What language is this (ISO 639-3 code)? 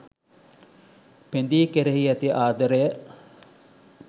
sin